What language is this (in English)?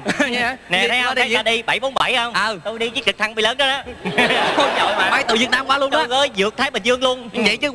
Vietnamese